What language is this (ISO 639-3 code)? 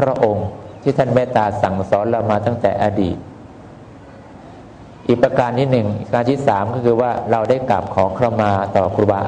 tha